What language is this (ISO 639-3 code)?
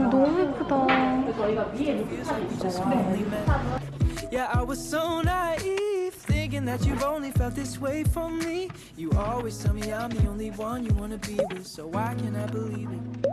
kor